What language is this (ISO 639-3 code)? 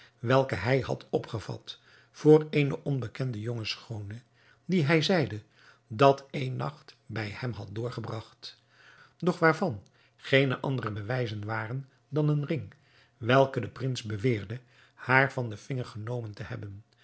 nld